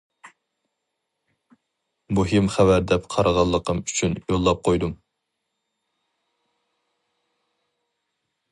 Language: Uyghur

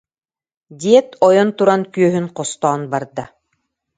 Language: Yakut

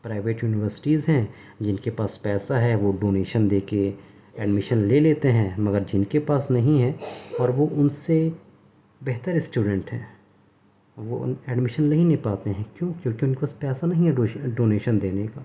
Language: Urdu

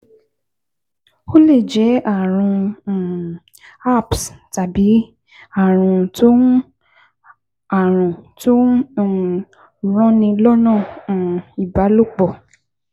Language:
Yoruba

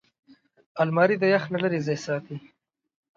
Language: Pashto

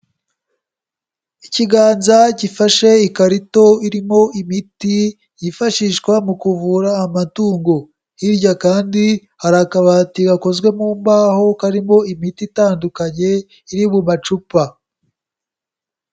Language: Kinyarwanda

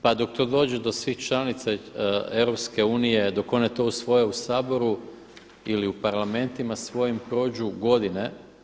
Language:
Croatian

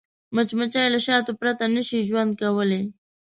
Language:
Pashto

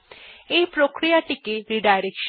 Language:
Bangla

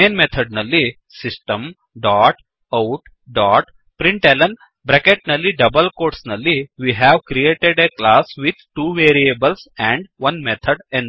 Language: Kannada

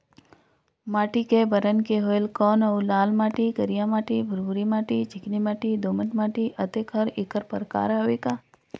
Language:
Chhattisgarhi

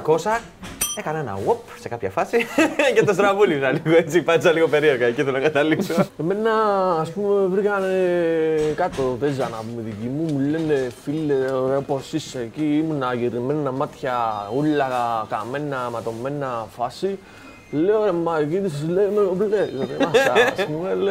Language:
Greek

